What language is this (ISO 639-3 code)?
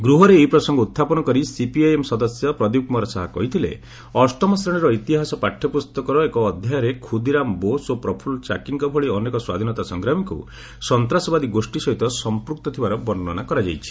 ori